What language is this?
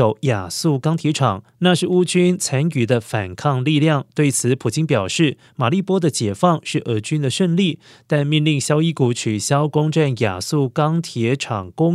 Chinese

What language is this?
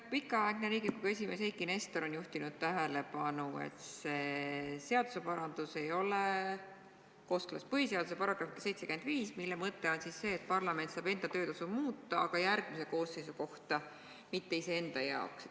Estonian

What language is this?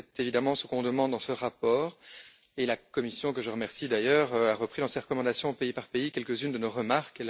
French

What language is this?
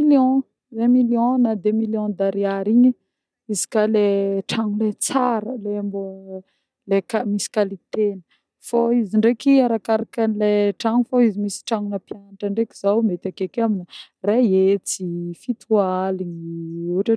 Northern Betsimisaraka Malagasy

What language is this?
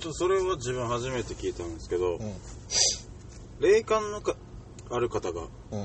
Japanese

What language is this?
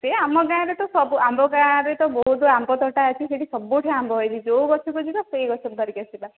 Odia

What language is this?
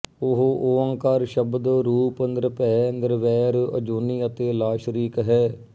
Punjabi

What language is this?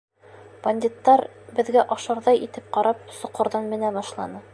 Bashkir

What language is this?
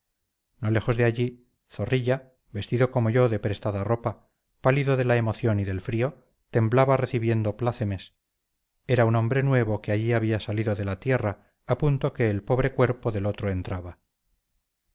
Spanish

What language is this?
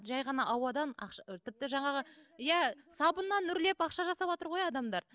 Kazakh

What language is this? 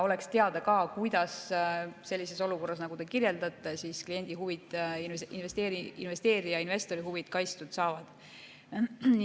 Estonian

